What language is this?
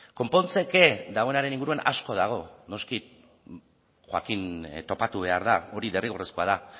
Basque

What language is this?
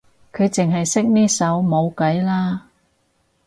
Cantonese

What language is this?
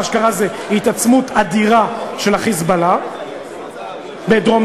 Hebrew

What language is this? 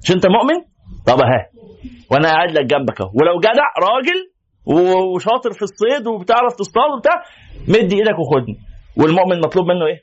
Arabic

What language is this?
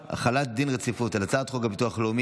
Hebrew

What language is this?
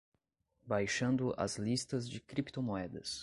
Portuguese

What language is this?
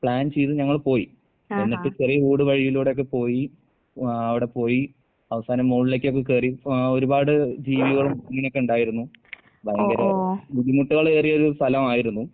Malayalam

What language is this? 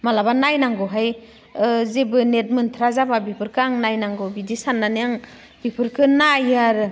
Bodo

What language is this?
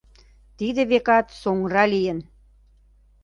Mari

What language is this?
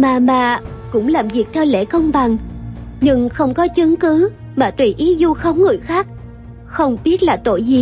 Vietnamese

